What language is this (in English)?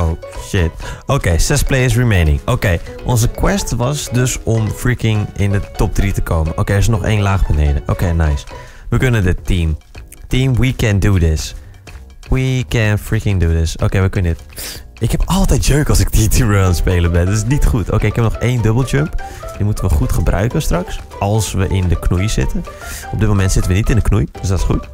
Dutch